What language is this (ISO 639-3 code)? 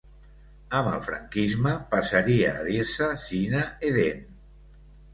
cat